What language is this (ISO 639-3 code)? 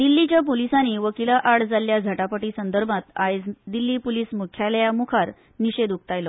kok